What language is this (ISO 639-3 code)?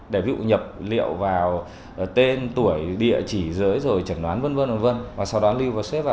vie